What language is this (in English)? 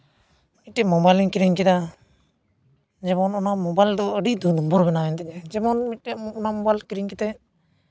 Santali